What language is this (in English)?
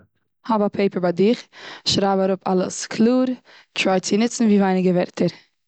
Yiddish